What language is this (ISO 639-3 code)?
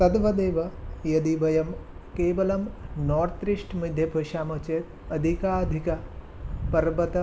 san